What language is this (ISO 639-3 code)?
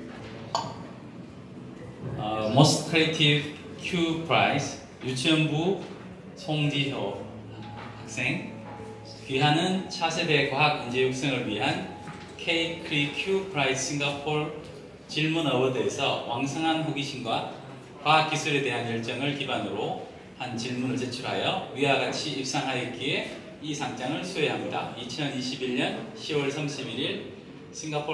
kor